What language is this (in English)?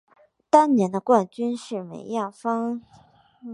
Chinese